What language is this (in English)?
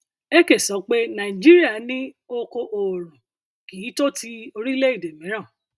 Yoruba